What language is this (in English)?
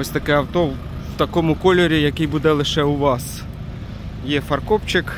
Ukrainian